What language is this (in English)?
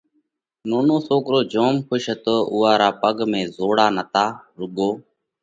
Parkari Koli